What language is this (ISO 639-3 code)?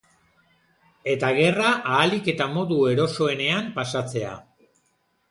eus